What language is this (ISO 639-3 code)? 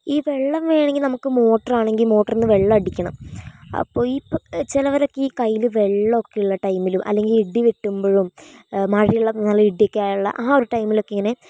mal